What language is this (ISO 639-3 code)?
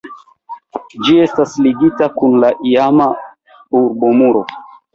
epo